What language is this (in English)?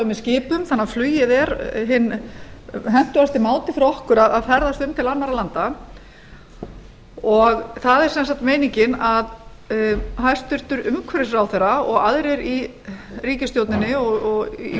Icelandic